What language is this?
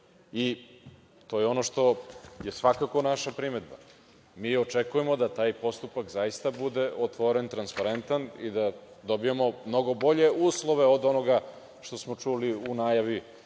Serbian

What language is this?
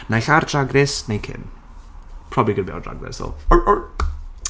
Welsh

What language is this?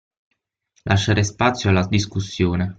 Italian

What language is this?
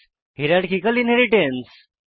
Bangla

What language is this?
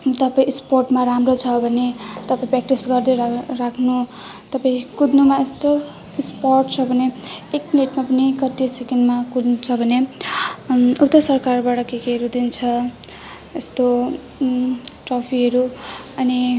Nepali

